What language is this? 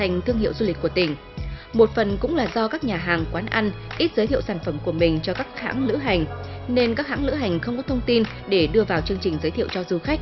Vietnamese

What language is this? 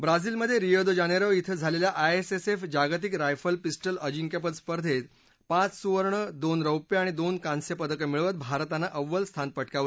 Marathi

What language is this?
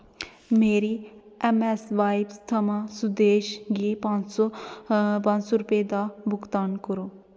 Dogri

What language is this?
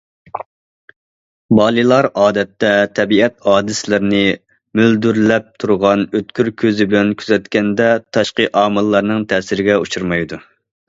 Uyghur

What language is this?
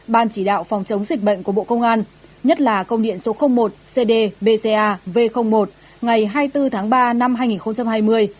Vietnamese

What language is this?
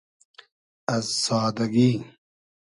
Hazaragi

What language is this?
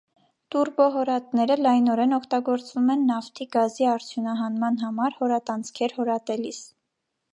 Armenian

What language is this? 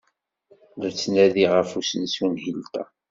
Kabyle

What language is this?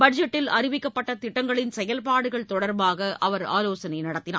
Tamil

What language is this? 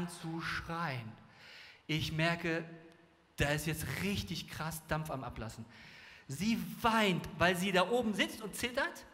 German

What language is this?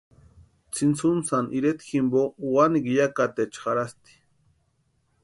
Western Highland Purepecha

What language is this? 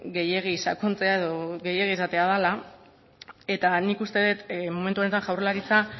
Basque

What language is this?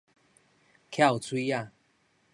Min Nan Chinese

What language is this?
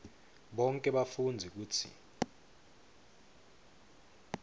Swati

